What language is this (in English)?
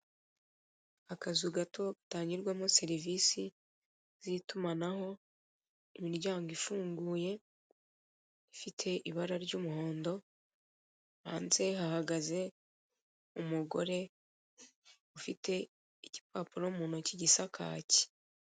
Kinyarwanda